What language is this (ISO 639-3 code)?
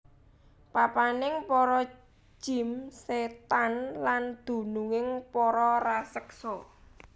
jav